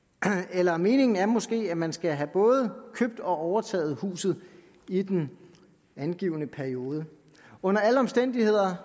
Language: Danish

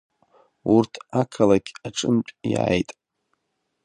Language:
Abkhazian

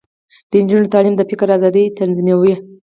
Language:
Pashto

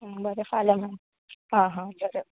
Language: Konkani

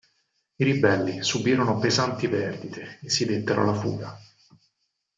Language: Italian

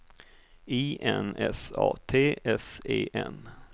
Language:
Swedish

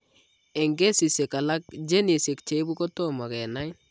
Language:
Kalenjin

